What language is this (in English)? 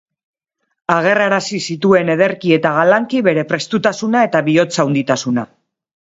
Basque